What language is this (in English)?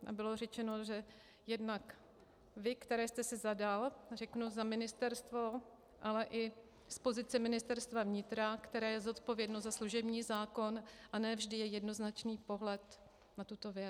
Czech